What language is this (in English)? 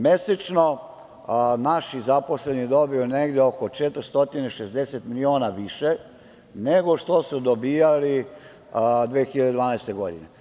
Serbian